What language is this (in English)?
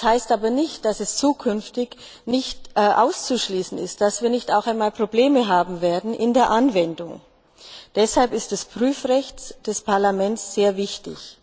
German